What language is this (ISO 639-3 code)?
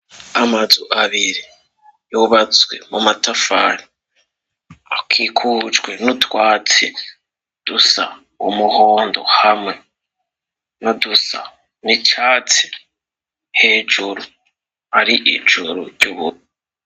run